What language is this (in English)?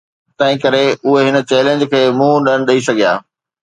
Sindhi